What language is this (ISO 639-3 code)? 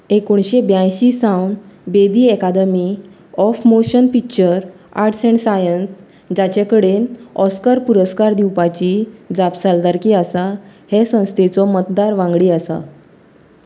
kok